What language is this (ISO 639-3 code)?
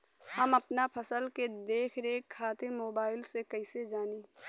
bho